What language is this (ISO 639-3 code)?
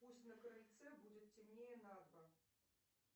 rus